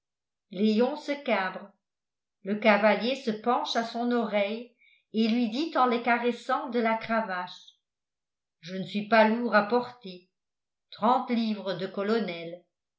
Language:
French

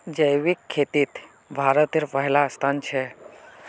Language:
Magahi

